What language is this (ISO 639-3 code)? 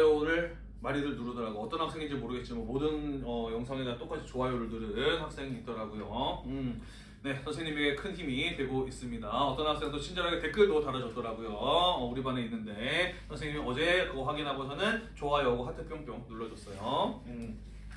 kor